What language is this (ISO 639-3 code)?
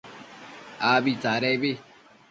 mcf